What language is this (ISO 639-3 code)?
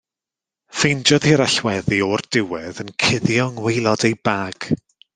cym